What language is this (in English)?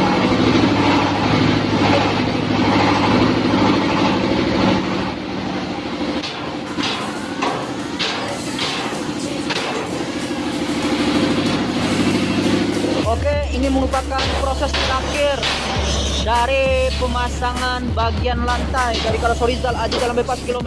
Indonesian